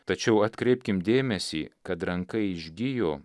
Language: Lithuanian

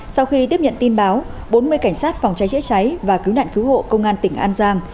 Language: Vietnamese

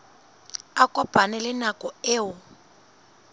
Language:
Southern Sotho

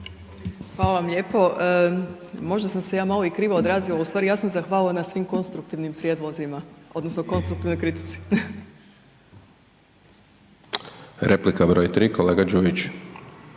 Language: Croatian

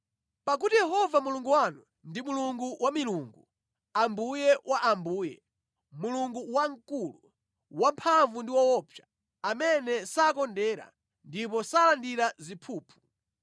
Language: Nyanja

